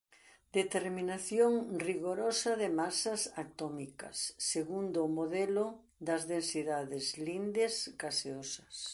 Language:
Galician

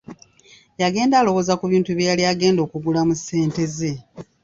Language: Ganda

